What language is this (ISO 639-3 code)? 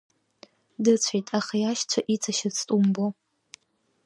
abk